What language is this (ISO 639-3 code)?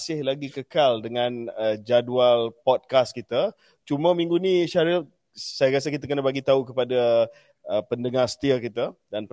msa